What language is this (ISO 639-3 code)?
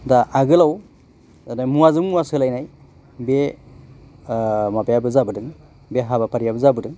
brx